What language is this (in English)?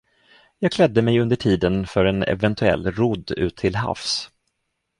Swedish